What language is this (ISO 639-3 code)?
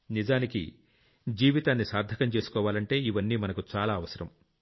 tel